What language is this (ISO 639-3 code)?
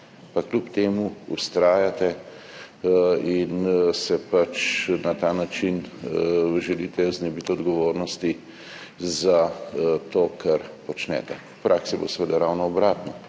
slv